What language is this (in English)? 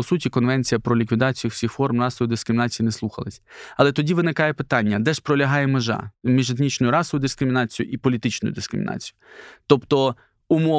Ukrainian